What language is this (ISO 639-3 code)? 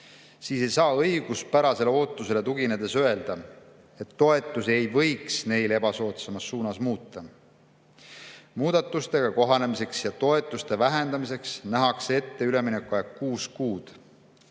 est